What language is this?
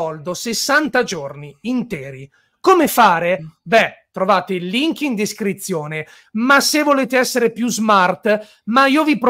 Italian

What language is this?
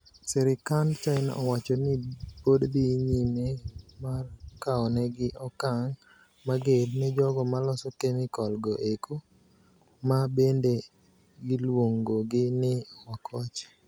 Luo (Kenya and Tanzania)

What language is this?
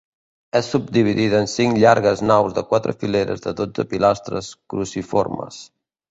Catalan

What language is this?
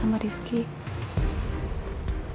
Indonesian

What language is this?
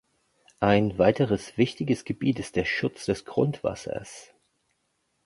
German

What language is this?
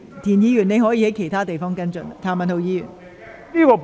Cantonese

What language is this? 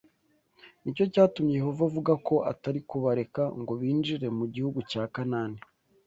Kinyarwanda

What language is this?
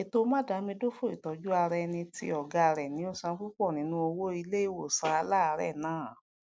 Yoruba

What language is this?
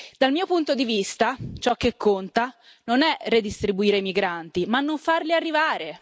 Italian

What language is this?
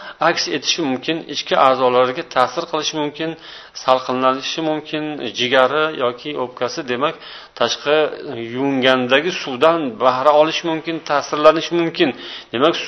Bulgarian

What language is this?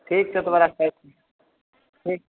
Maithili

